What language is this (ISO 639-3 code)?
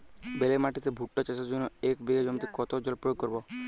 ben